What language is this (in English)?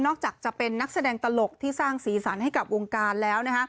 Thai